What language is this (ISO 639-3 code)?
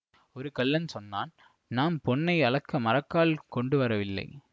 tam